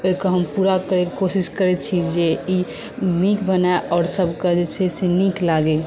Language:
Maithili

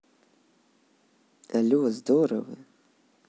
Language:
Russian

